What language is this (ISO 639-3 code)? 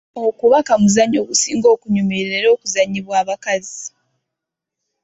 lug